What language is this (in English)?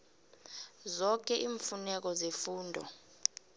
South Ndebele